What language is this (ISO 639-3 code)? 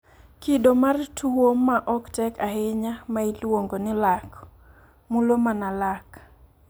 luo